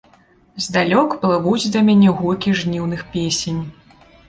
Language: Belarusian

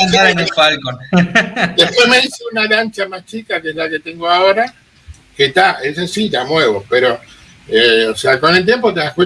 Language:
Spanish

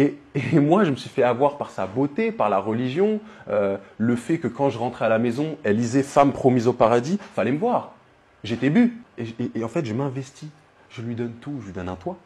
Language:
French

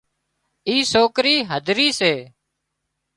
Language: Wadiyara Koli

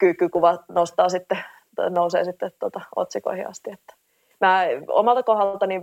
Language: Finnish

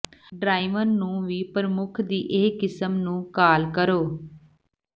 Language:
Punjabi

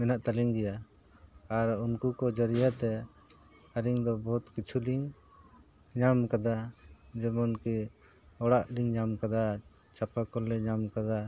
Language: Santali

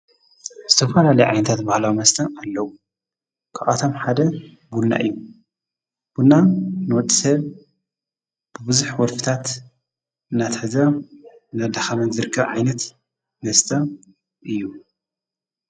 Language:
Tigrinya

